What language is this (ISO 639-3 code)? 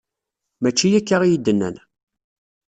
kab